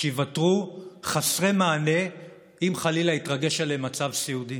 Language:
Hebrew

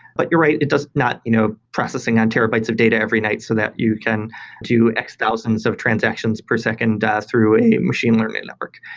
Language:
English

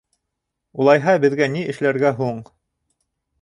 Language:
Bashkir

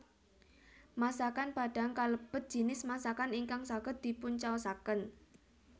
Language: Javanese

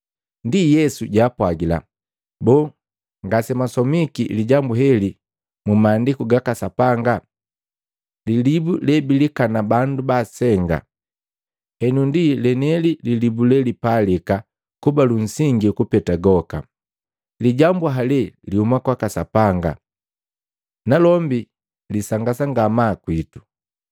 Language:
Matengo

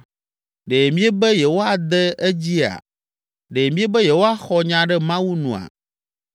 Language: Ewe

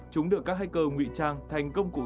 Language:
Vietnamese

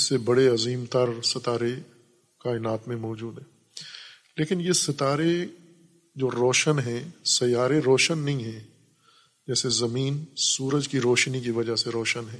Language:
Urdu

